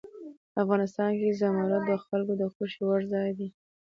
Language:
Pashto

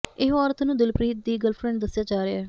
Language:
Punjabi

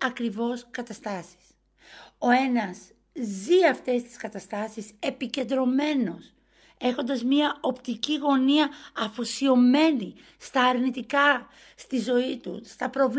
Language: Greek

